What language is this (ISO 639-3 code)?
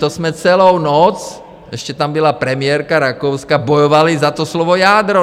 ces